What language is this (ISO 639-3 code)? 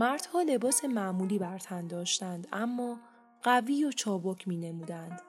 fas